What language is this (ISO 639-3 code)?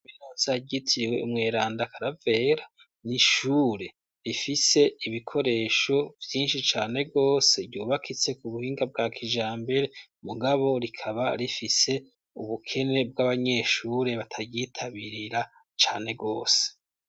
run